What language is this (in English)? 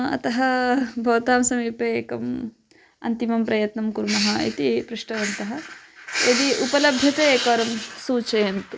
Sanskrit